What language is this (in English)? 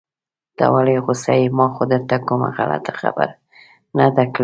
Pashto